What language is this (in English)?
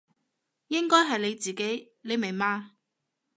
Cantonese